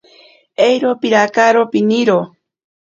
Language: Ashéninka Perené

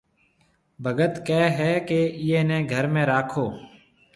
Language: Marwari (Pakistan)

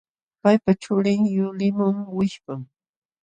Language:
Jauja Wanca Quechua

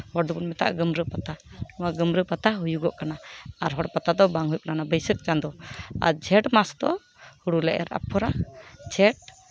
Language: Santali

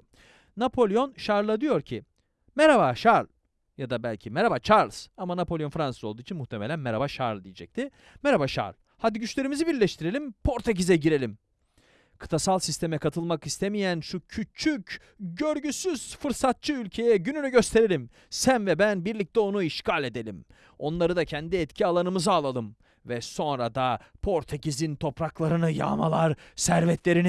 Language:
Turkish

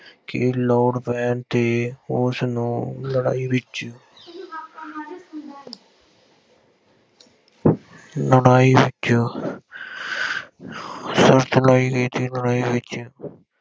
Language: Punjabi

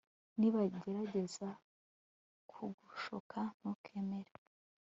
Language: Kinyarwanda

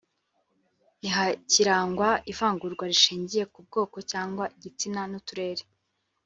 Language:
Kinyarwanda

